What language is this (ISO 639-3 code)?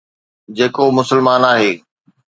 snd